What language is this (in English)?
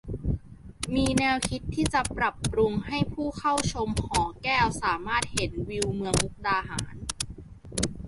Thai